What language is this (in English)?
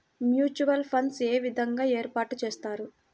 Telugu